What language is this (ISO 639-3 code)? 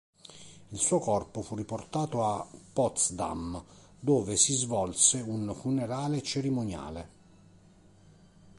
ita